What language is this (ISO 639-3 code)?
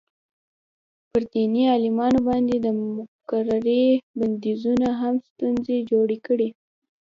pus